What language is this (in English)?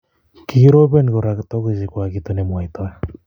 Kalenjin